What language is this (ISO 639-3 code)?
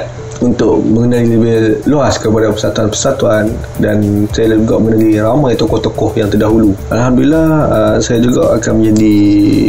msa